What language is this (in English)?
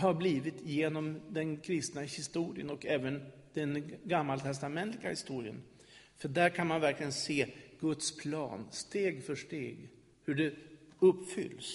Swedish